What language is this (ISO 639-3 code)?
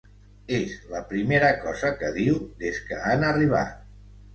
cat